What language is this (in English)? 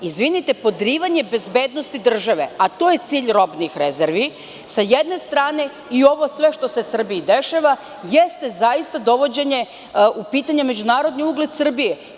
Serbian